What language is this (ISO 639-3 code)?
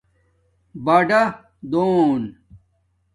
dmk